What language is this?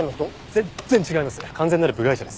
Japanese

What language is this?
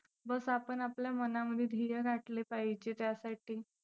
Marathi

